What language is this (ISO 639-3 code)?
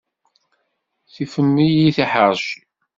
kab